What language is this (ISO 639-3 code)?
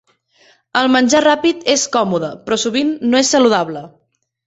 cat